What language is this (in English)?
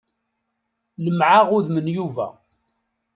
Kabyle